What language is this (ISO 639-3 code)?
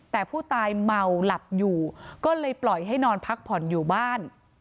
tha